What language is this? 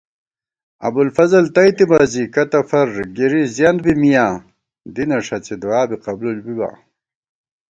Gawar-Bati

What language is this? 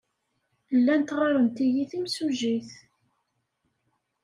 Kabyle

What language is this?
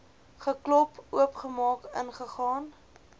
Afrikaans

